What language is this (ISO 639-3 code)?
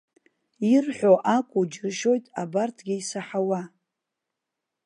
abk